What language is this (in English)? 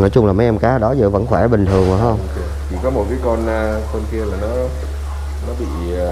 Vietnamese